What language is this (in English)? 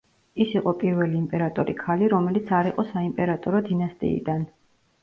Georgian